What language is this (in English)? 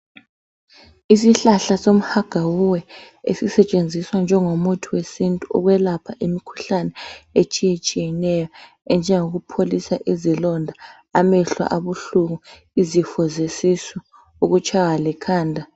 North Ndebele